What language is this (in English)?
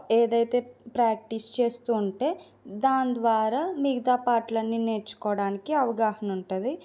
Telugu